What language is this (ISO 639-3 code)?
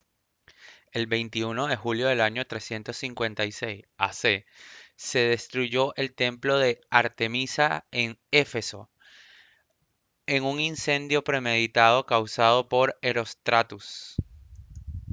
spa